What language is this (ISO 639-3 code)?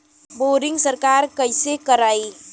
bho